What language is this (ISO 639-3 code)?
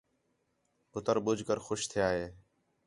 xhe